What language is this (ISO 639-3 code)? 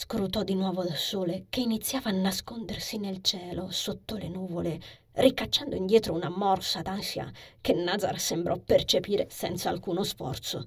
ita